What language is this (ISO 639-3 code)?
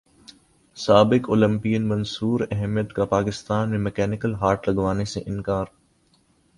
urd